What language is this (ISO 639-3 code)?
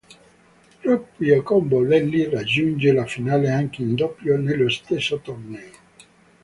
ita